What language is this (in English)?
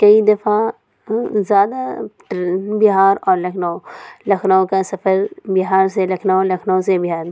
Urdu